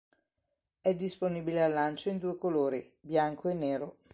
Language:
Italian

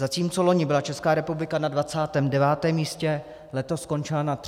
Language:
Czech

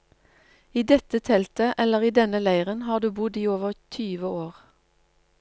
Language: Norwegian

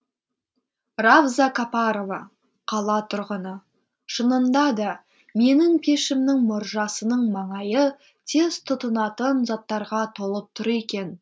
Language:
Kazakh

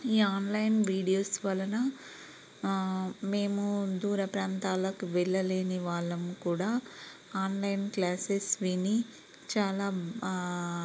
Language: Telugu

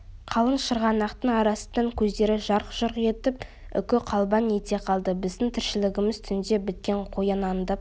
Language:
Kazakh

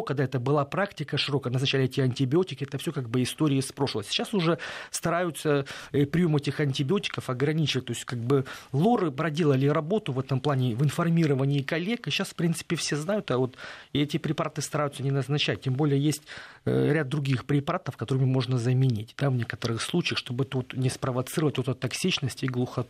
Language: Russian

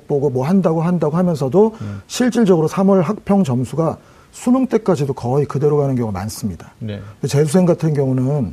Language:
Korean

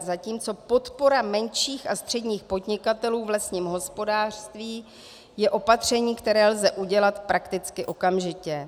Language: Czech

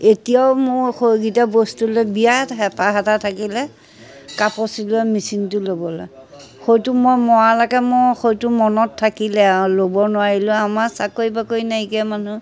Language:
Assamese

